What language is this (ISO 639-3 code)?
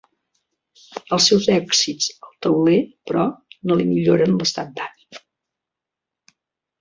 cat